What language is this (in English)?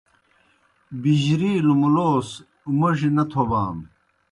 Kohistani Shina